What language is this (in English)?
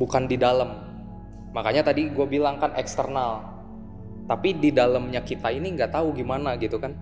Indonesian